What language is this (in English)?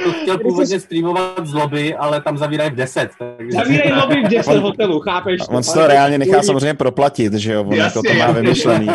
Czech